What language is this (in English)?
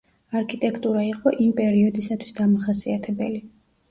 Georgian